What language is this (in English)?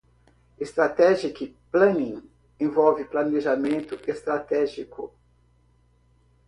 Portuguese